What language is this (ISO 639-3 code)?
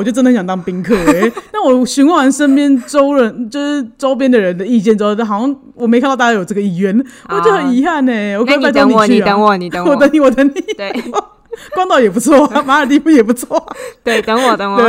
zho